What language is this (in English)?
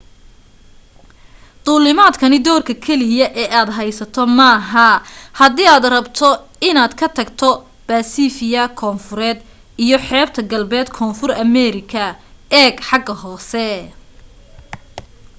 Somali